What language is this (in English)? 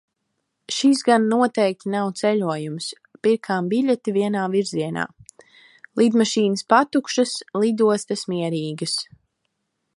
Latvian